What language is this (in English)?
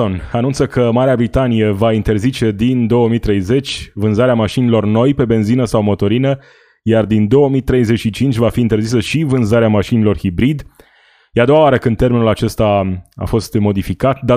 Romanian